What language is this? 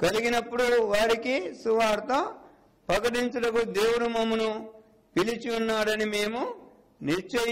Hindi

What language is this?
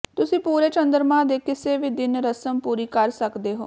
Punjabi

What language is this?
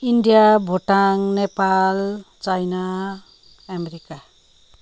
Nepali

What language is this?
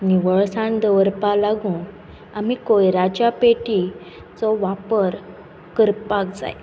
Konkani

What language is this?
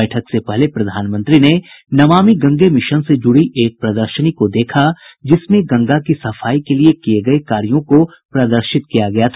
Hindi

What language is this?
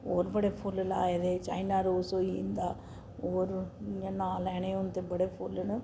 Dogri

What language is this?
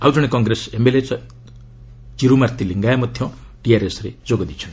Odia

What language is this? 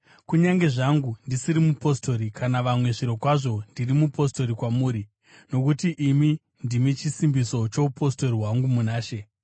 Shona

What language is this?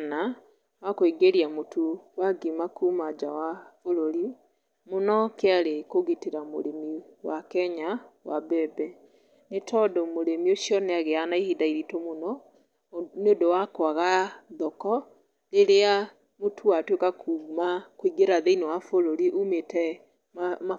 Kikuyu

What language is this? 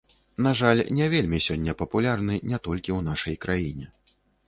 Belarusian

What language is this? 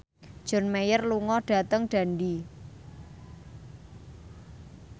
Javanese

